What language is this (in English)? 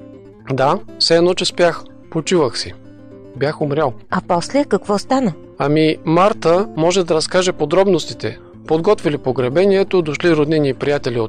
Bulgarian